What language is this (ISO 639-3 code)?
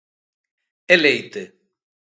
glg